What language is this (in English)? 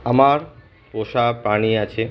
Bangla